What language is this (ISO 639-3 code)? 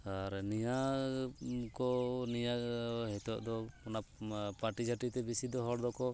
sat